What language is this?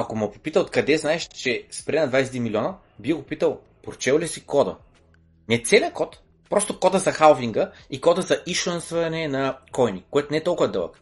Bulgarian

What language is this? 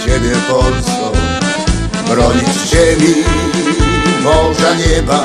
Polish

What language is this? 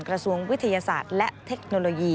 Thai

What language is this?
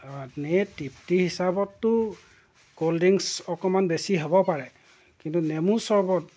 Assamese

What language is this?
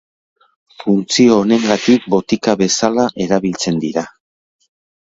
Basque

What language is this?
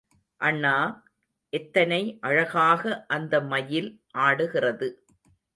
Tamil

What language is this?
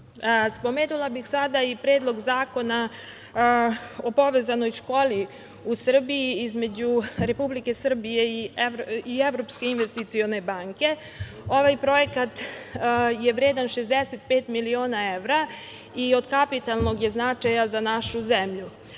Serbian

